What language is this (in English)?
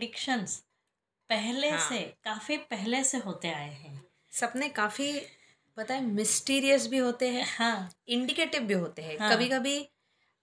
Hindi